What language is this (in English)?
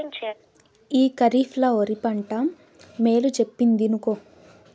Telugu